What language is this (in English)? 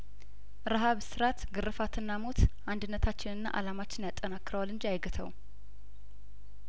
Amharic